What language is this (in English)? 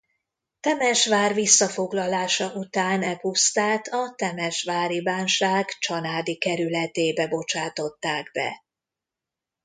Hungarian